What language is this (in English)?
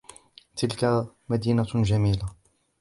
Arabic